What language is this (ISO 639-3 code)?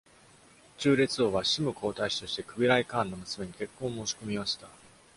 jpn